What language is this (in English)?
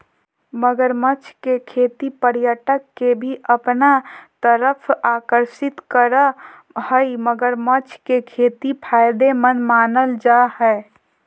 Magahi